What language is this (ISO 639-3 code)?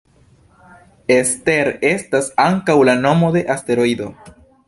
epo